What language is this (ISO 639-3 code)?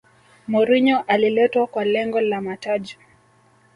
swa